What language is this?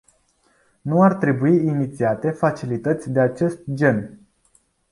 Romanian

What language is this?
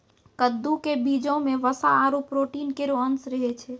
Maithili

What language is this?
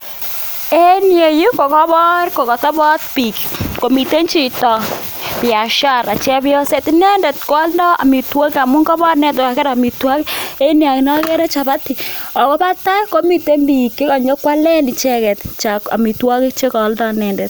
Kalenjin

